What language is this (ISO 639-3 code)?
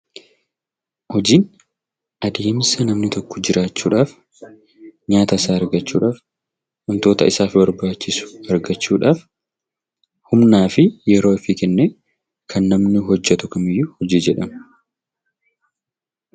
orm